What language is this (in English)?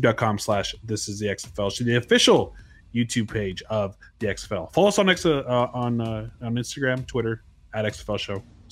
English